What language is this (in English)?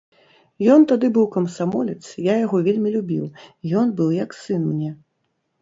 Belarusian